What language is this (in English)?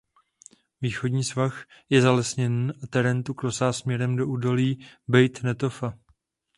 Czech